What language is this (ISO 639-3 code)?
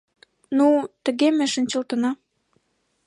chm